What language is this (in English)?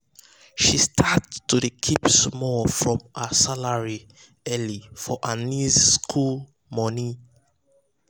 Nigerian Pidgin